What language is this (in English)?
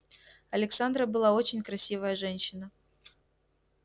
Russian